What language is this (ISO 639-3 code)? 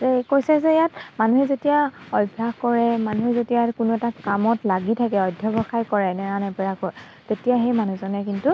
asm